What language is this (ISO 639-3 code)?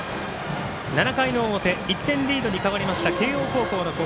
jpn